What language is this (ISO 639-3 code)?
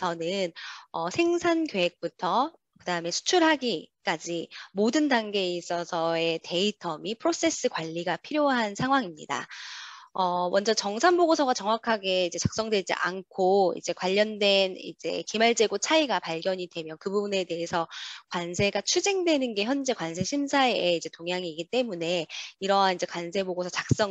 kor